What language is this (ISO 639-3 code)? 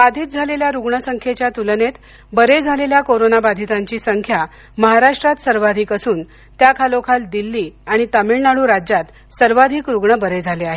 mar